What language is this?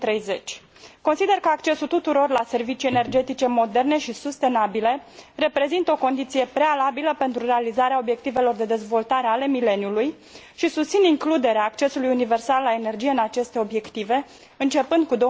Romanian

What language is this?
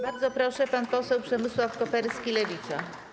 Polish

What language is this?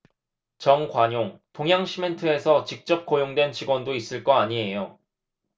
Korean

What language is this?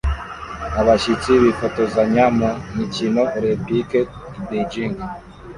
Kinyarwanda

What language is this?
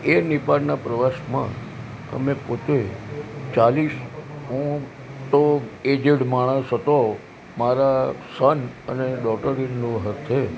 Gujarati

